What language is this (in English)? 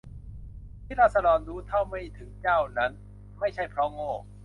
Thai